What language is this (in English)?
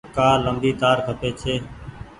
Goaria